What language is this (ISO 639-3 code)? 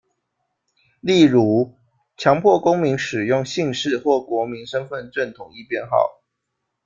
zho